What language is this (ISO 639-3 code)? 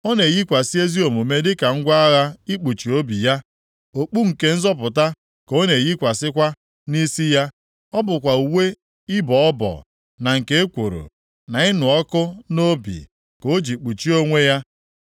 ibo